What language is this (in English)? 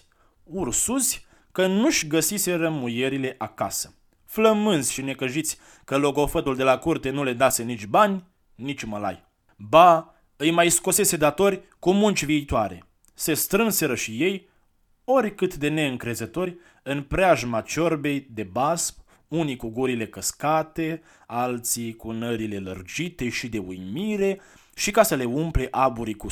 Romanian